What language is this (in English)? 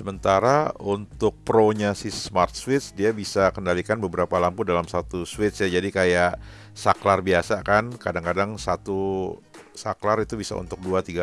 Indonesian